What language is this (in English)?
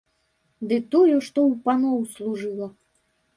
Belarusian